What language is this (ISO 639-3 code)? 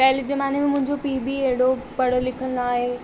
snd